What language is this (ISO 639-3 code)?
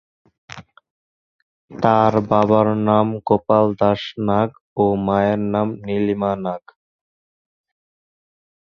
ben